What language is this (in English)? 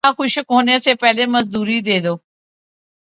Urdu